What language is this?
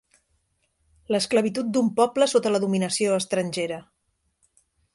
Catalan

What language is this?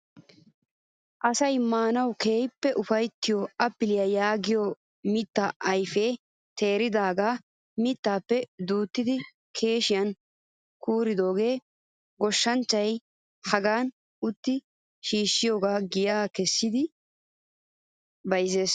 Wolaytta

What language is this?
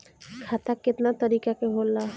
Bhojpuri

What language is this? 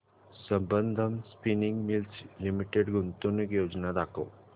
Marathi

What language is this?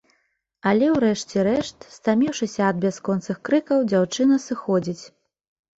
Belarusian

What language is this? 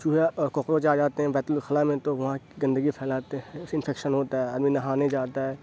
Urdu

